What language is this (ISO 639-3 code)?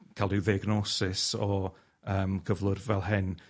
cym